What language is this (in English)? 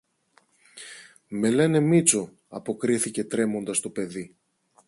Greek